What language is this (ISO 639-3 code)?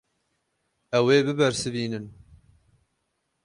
kur